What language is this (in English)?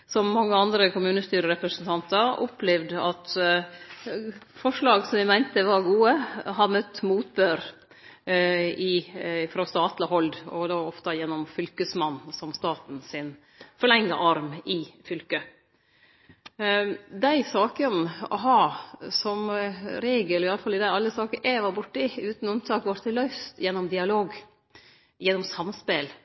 Norwegian Nynorsk